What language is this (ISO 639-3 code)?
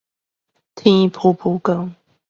nan